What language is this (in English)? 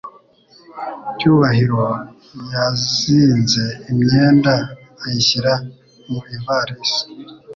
Kinyarwanda